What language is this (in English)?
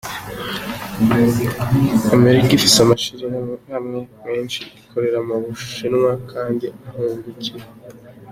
Kinyarwanda